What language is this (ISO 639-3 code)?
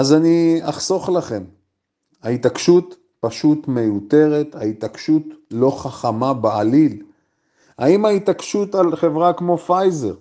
heb